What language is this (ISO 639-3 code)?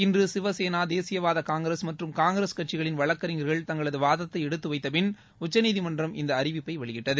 tam